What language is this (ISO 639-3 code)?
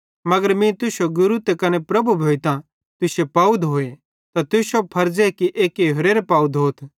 bhd